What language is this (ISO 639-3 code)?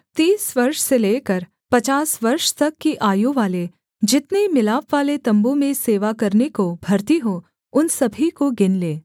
hin